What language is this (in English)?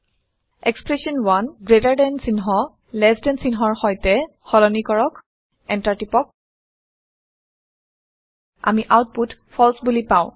Assamese